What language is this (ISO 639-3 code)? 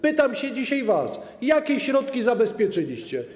pol